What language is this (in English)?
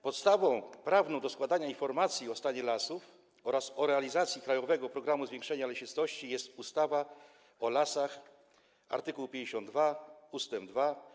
Polish